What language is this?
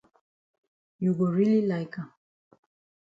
Cameroon Pidgin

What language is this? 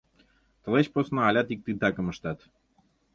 Mari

